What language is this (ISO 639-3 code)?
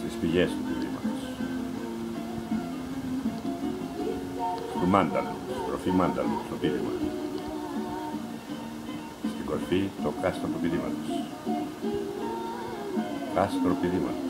ell